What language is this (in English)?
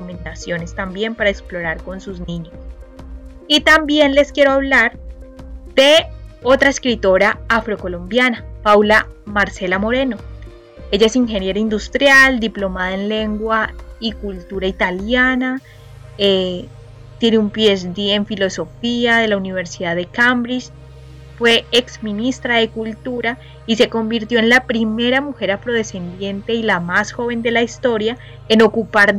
Spanish